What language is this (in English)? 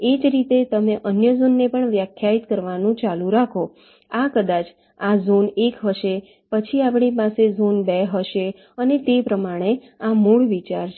Gujarati